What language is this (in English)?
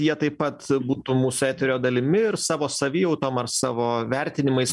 Lithuanian